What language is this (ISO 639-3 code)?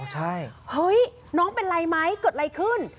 tha